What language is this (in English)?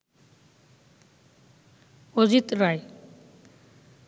Bangla